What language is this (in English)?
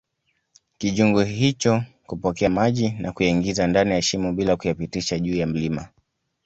Swahili